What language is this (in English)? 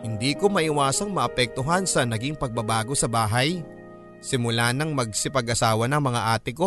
Filipino